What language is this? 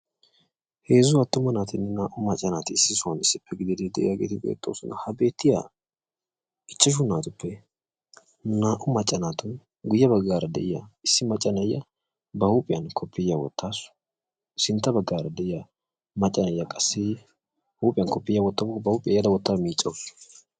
Wolaytta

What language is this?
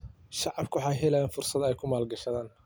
Somali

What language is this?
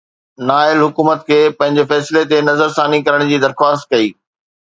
Sindhi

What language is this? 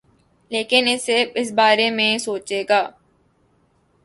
Urdu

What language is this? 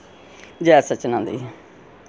Dogri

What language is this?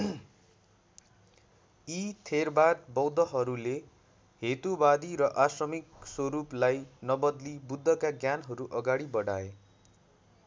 Nepali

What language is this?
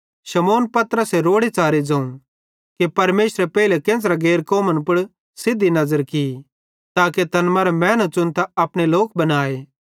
Bhadrawahi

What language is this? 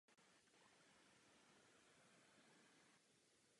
Czech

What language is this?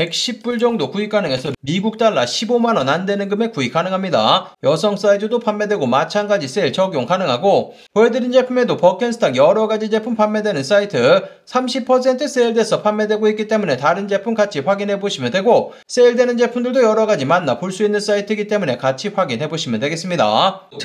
Korean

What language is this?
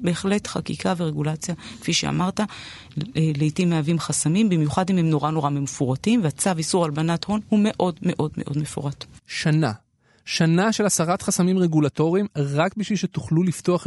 Hebrew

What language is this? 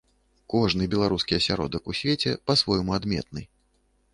Belarusian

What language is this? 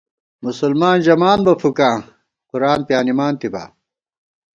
Gawar-Bati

